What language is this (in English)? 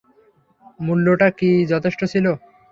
Bangla